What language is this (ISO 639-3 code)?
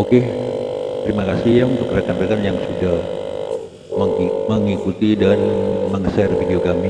ind